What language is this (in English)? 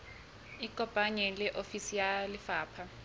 Southern Sotho